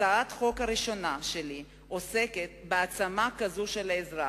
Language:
Hebrew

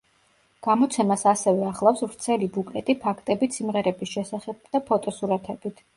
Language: Georgian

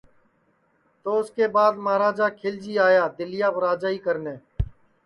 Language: Sansi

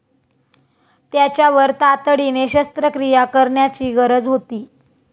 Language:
Marathi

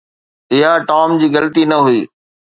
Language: Sindhi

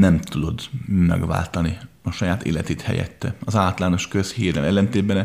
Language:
Hungarian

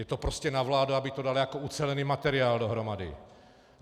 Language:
Czech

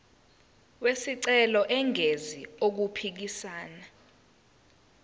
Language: Zulu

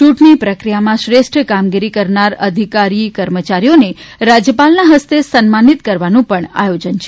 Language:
Gujarati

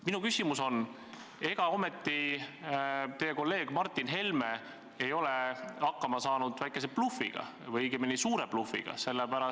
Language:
Estonian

